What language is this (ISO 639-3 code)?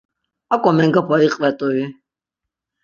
lzz